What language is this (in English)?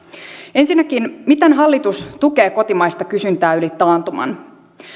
Finnish